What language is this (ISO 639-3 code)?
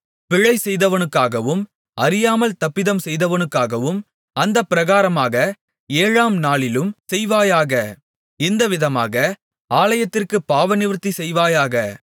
tam